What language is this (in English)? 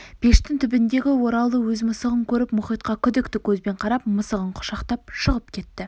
Kazakh